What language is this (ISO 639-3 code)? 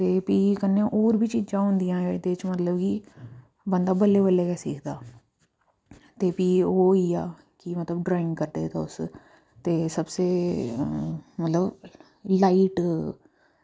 doi